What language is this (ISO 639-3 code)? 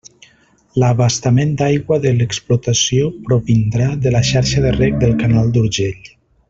cat